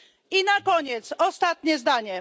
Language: Polish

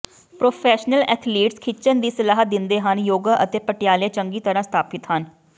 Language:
Punjabi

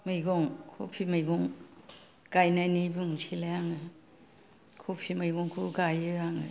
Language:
Bodo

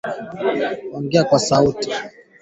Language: Swahili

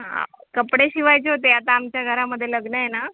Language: Marathi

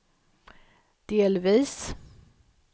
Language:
Swedish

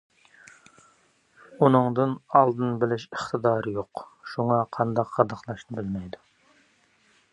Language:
Uyghur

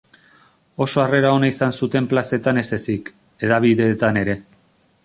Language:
Basque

